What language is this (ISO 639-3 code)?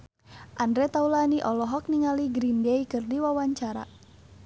sun